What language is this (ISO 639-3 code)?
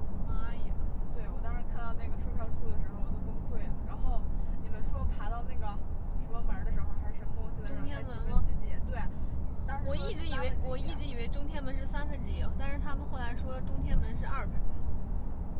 zho